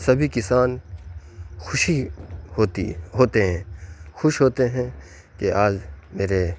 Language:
Urdu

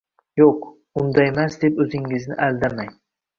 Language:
Uzbek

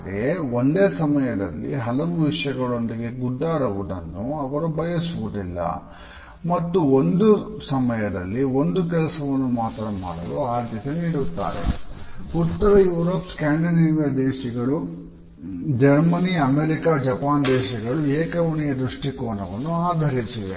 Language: Kannada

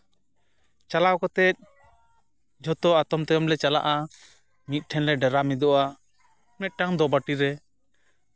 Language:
Santali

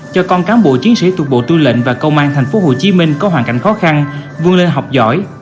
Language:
Vietnamese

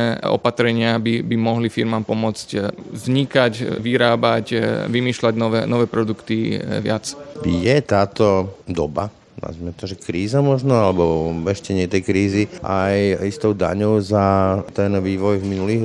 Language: Slovak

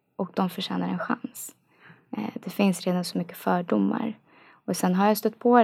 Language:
Swedish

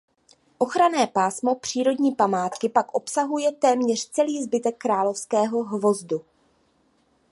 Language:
Czech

